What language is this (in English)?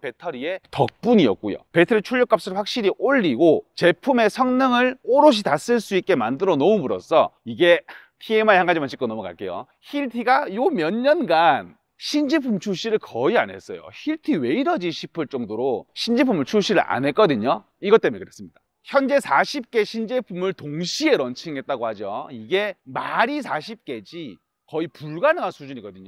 Korean